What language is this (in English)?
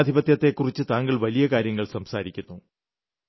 Malayalam